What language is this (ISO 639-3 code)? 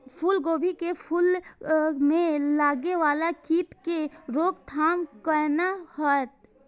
mai